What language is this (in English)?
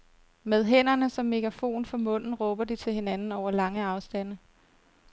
Danish